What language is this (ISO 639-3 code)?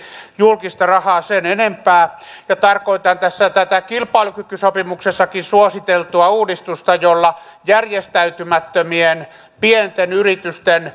fin